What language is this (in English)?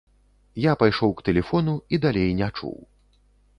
Belarusian